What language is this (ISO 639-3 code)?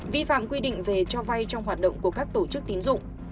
vie